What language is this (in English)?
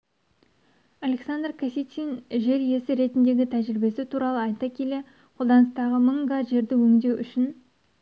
Kazakh